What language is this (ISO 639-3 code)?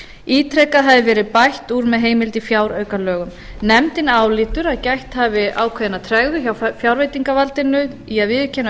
isl